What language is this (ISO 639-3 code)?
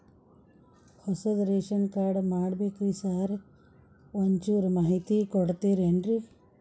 kan